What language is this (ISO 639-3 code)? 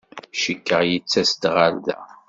kab